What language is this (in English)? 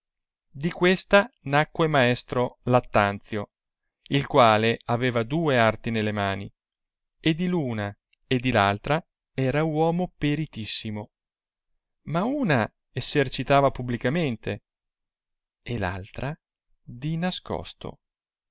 Italian